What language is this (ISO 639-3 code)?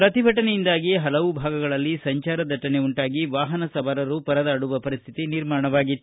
kan